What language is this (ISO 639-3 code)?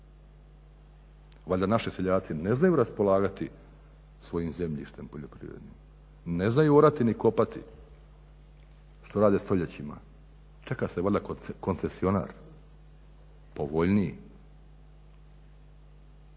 hrv